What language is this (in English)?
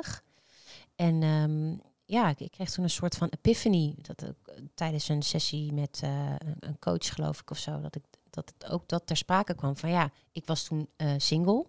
Dutch